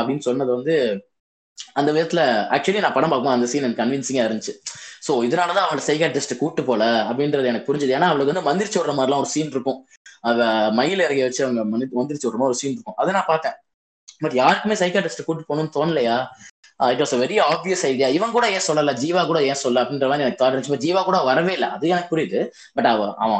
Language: Tamil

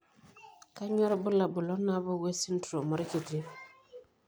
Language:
Masai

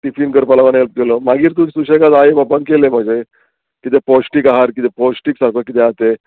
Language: Konkani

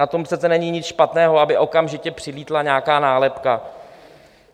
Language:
Czech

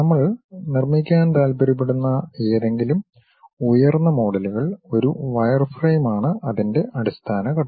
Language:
Malayalam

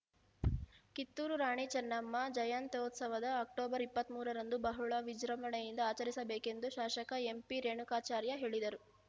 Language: Kannada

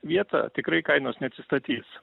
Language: Lithuanian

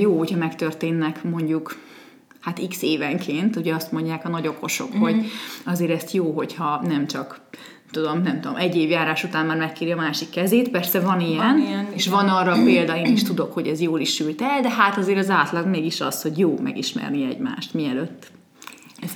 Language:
Hungarian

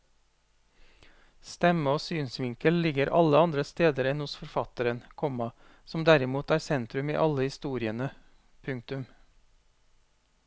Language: Norwegian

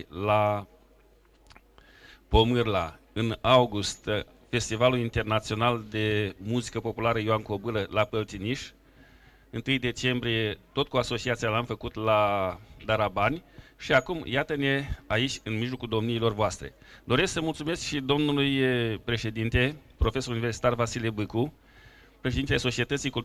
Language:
Romanian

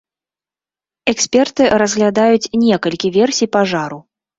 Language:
Belarusian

